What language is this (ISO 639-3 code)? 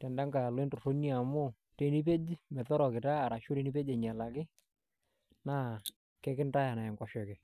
mas